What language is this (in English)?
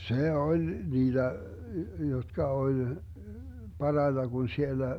Finnish